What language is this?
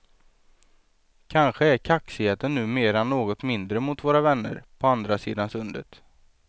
Swedish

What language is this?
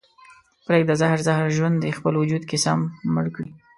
Pashto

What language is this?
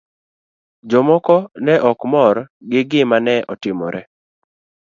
Luo (Kenya and Tanzania)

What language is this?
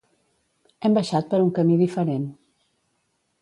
Catalan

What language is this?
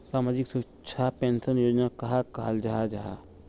Magahi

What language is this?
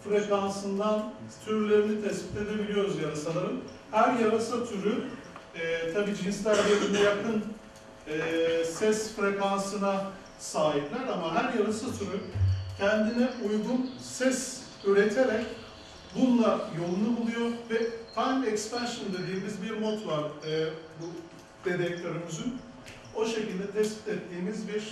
Turkish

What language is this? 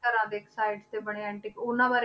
Punjabi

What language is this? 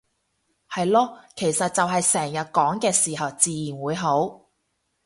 Cantonese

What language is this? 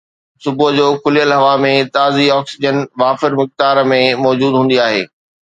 Sindhi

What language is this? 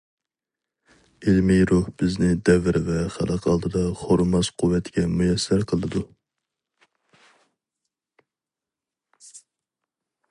Uyghur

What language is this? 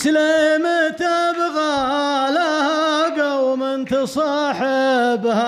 Arabic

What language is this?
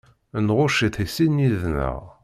Kabyle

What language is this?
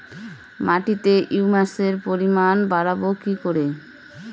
Bangla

